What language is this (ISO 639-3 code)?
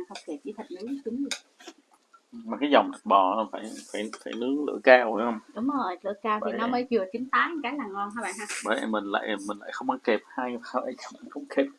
vie